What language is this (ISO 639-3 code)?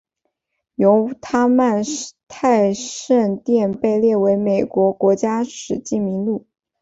zho